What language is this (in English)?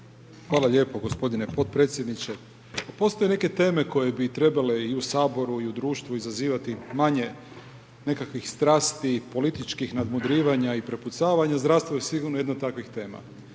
Croatian